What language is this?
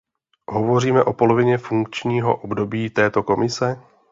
Czech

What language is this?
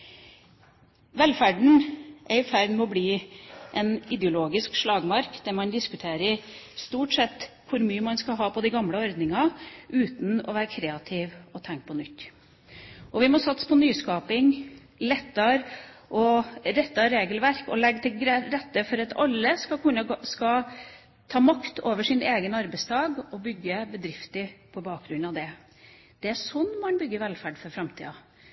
Norwegian Bokmål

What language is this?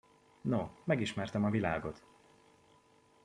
Hungarian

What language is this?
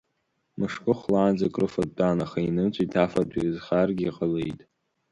Abkhazian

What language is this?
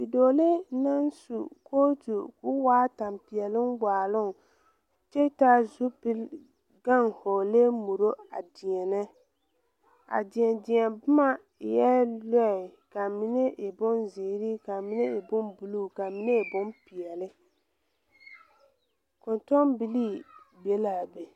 Southern Dagaare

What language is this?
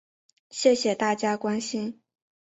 Chinese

